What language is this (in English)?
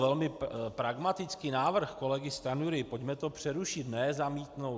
Czech